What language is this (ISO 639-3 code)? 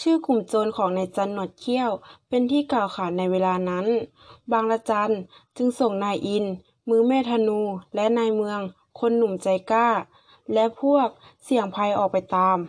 tha